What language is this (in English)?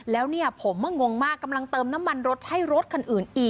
Thai